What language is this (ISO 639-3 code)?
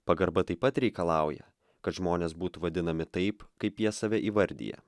lit